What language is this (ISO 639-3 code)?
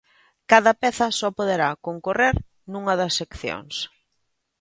glg